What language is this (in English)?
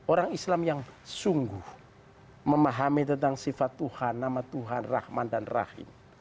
Indonesian